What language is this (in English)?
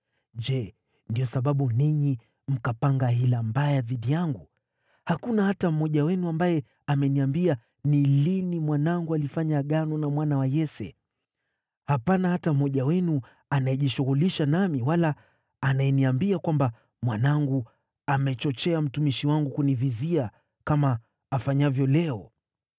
Swahili